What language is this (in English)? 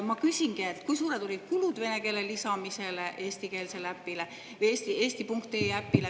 Estonian